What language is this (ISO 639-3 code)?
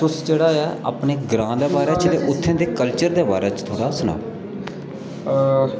doi